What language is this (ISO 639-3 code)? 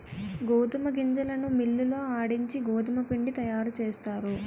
tel